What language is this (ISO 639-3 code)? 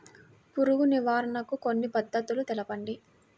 tel